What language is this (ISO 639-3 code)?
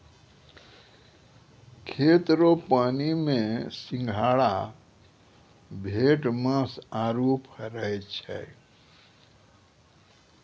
mai